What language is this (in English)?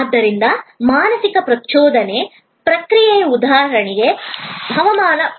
Kannada